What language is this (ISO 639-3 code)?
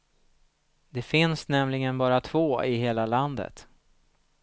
swe